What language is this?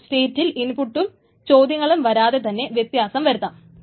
Malayalam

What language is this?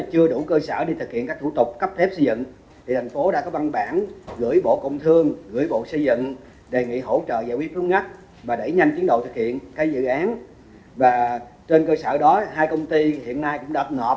Vietnamese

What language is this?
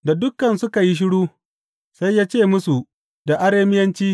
Hausa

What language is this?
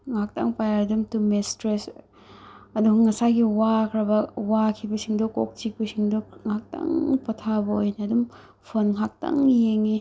Manipuri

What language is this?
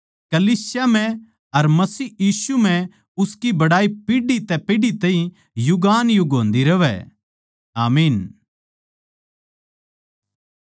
Haryanvi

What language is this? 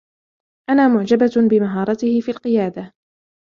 Arabic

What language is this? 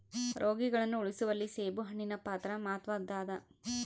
Kannada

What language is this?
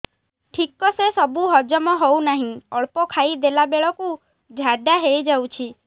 Odia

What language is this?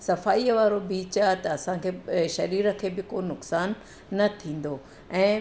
Sindhi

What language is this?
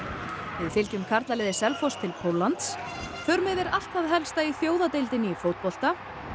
Icelandic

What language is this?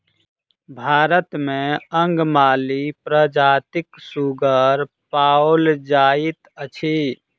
Maithili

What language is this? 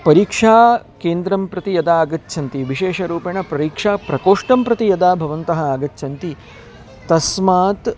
Sanskrit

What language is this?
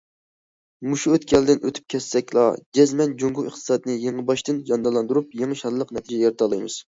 Uyghur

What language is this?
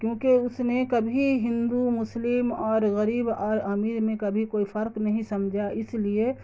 Urdu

